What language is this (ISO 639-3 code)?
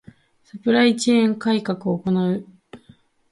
jpn